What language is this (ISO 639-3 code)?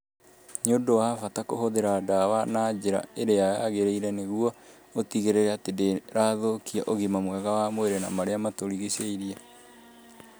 kik